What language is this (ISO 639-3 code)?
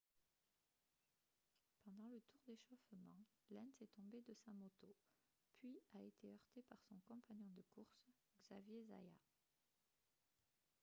fra